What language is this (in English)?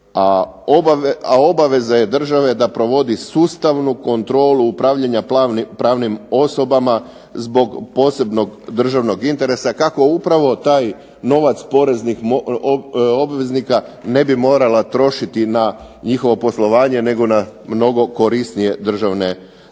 Croatian